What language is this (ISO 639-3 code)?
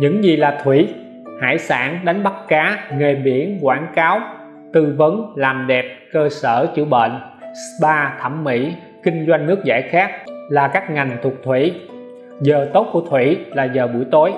vie